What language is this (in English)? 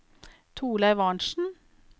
Norwegian